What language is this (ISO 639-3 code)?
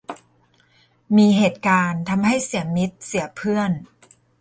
tha